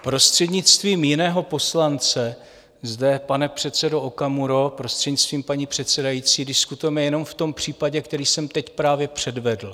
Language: Czech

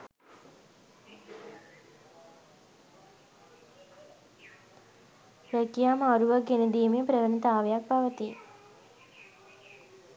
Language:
Sinhala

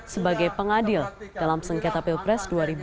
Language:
Indonesian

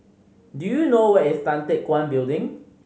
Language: English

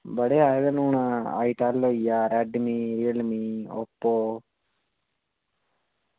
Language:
Dogri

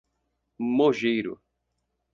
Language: Portuguese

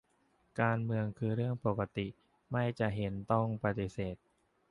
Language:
Thai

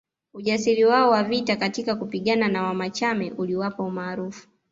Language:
Swahili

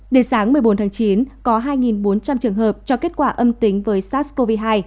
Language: Vietnamese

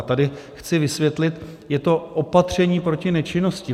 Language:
Czech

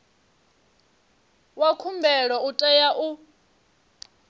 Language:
Venda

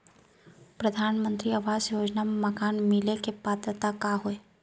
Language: Chhattisgarhi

